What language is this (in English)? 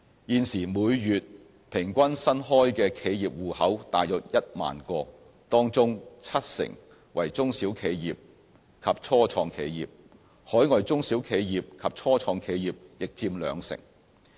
Cantonese